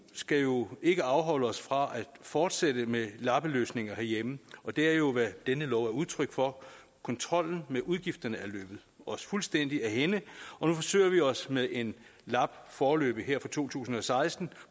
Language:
Danish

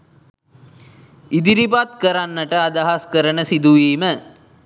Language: Sinhala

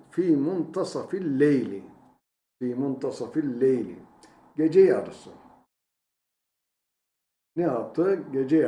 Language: Turkish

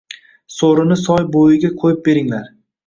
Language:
Uzbek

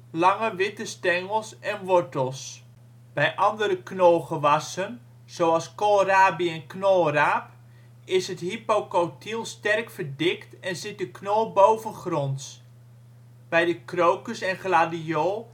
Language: Dutch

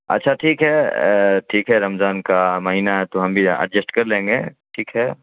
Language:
Urdu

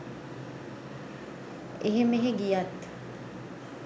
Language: Sinhala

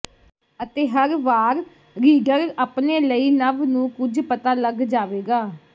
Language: Punjabi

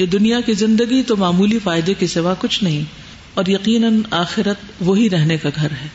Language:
Urdu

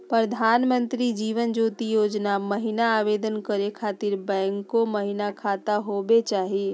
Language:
Magahi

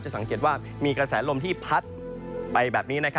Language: Thai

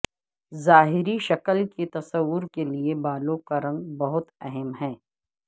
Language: Urdu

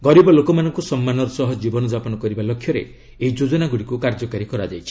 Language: Odia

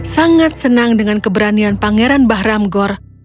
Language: Indonesian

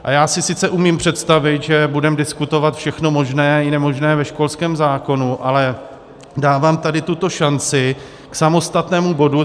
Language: Czech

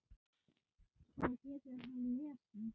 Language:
Icelandic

